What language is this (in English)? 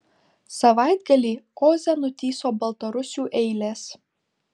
Lithuanian